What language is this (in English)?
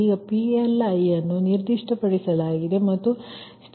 Kannada